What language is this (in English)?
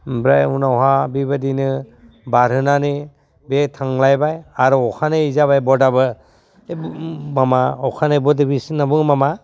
Bodo